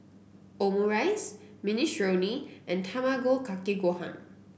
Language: English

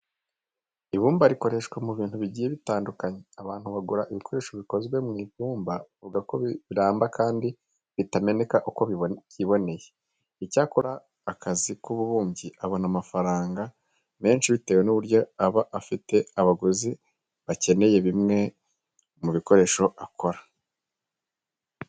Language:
Kinyarwanda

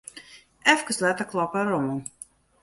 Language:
Western Frisian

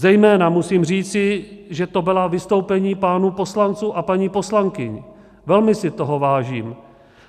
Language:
Czech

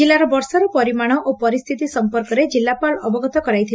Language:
Odia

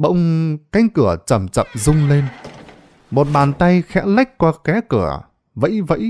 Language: Vietnamese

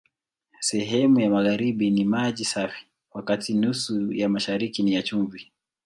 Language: Swahili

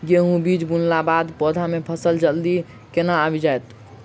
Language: Maithili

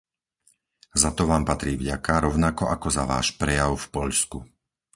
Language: Slovak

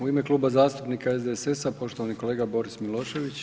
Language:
Croatian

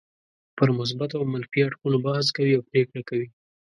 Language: Pashto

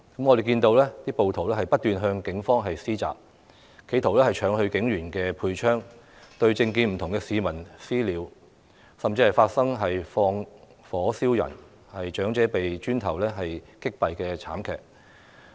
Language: Cantonese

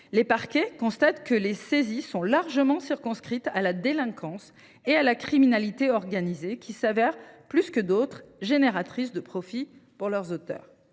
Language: French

